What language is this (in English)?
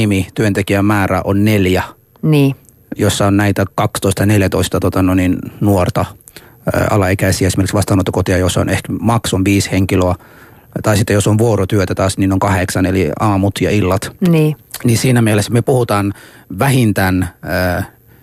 Finnish